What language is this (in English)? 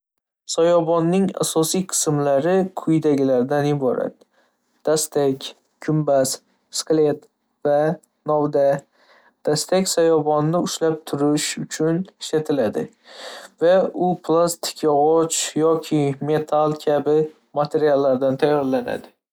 Uzbek